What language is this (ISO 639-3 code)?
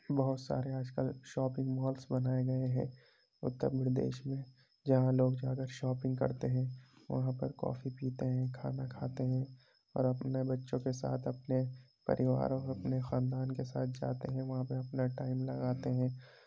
urd